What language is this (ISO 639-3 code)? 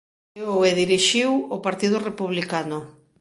glg